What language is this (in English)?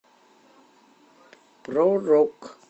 Russian